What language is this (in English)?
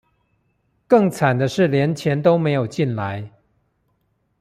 Chinese